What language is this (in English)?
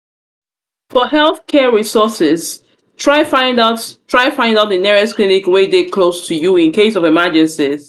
Nigerian Pidgin